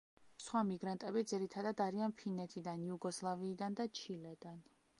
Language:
Georgian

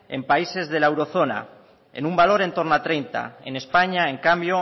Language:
Spanish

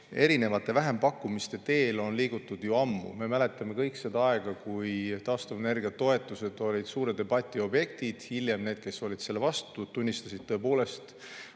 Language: Estonian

